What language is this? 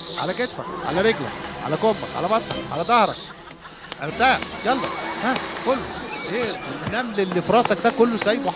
Arabic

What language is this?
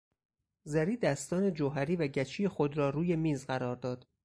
Persian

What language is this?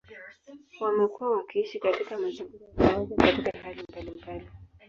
Swahili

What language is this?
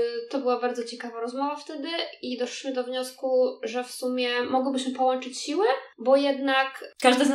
Polish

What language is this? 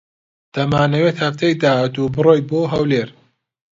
Central Kurdish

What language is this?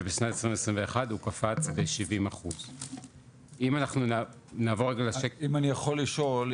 Hebrew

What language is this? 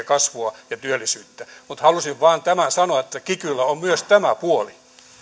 Finnish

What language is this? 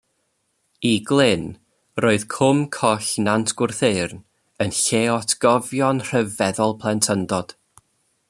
Welsh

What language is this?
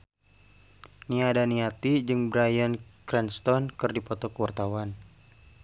Sundanese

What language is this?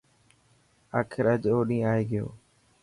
Dhatki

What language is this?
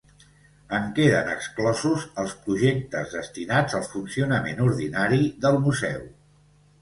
Catalan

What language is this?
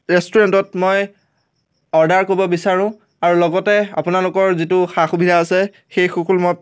Assamese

